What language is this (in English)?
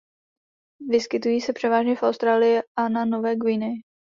Czech